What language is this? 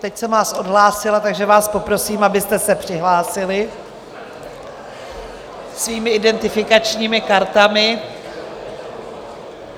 Czech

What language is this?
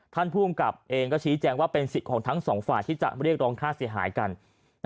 Thai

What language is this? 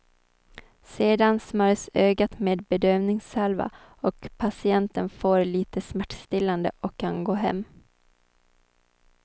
Swedish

